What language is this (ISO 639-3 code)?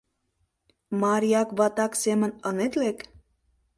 chm